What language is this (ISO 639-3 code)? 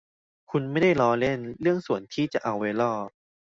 tha